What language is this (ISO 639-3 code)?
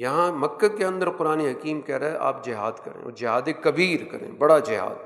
urd